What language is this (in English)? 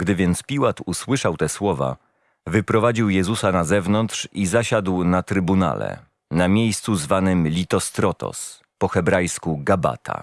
Polish